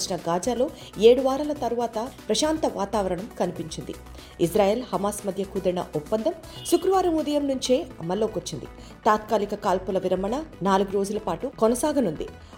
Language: Telugu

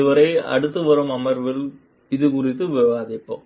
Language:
Tamil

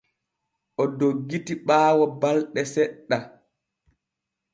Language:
Borgu Fulfulde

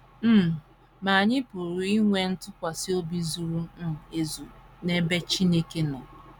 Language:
Igbo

